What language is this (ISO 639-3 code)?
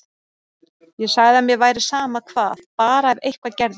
isl